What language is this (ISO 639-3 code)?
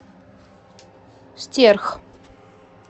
rus